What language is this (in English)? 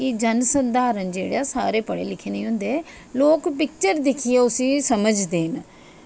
Dogri